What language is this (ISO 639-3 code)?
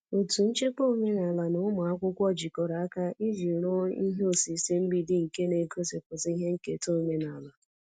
ibo